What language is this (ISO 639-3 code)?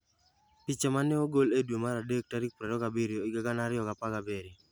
luo